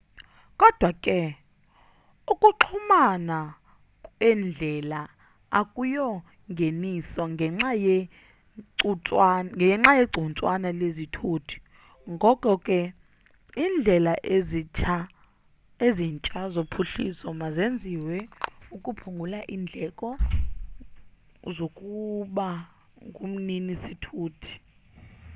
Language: Xhosa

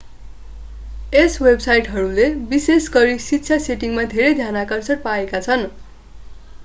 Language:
Nepali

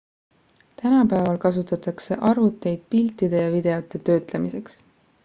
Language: Estonian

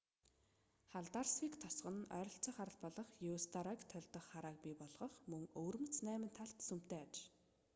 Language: Mongolian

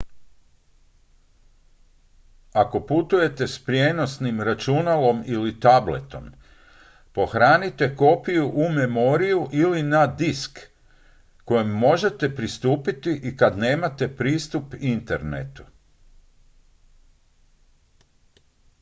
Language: Croatian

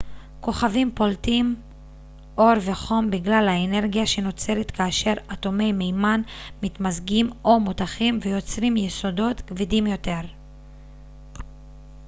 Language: Hebrew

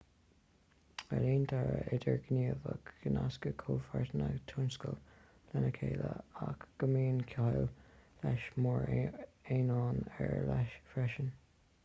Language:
Irish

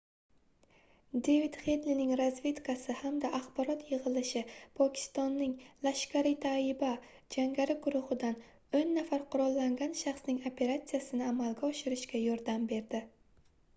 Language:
Uzbek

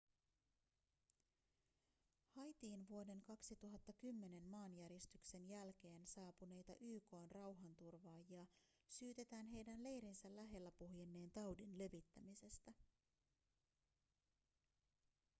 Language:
Finnish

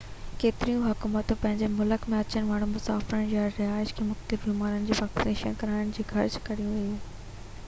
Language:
Sindhi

